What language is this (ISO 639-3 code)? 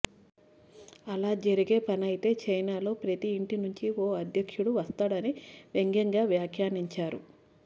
tel